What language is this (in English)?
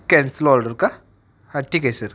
Marathi